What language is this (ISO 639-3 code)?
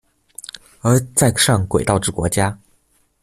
zho